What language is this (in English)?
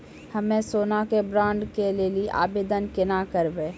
Maithili